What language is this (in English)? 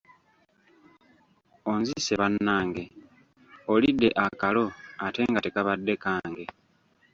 Ganda